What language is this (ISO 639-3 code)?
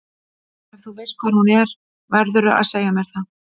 isl